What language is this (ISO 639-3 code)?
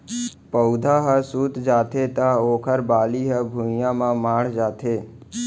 hne